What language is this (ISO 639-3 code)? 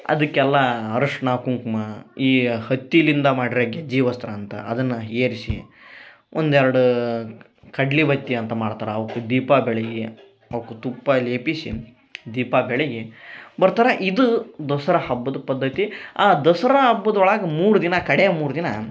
kan